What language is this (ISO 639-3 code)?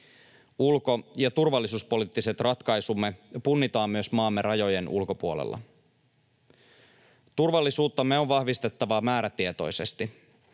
fin